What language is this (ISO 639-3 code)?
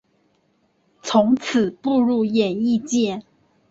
zho